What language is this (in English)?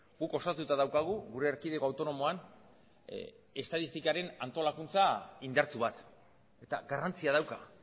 Basque